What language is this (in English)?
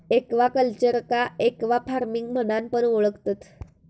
Marathi